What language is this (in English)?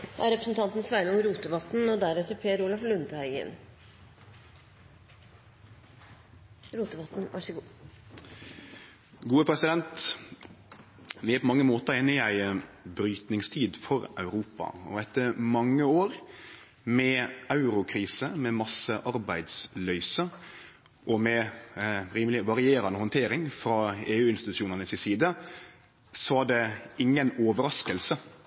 Norwegian Nynorsk